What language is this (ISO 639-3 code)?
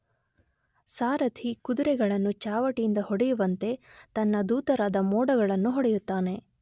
kan